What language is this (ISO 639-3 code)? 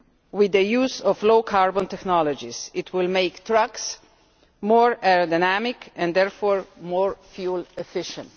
eng